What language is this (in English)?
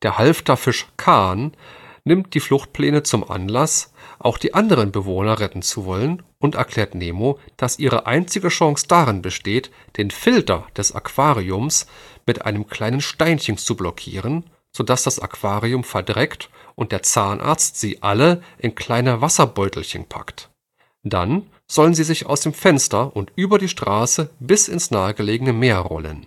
German